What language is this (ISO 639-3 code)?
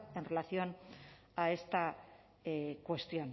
spa